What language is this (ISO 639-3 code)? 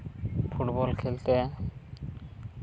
sat